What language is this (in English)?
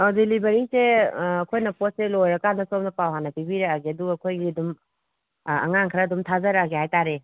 Manipuri